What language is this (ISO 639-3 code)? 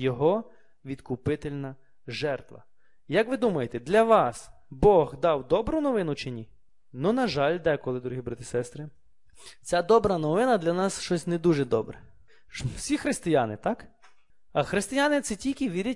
ukr